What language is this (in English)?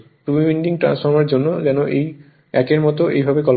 Bangla